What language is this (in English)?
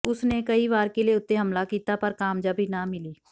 Punjabi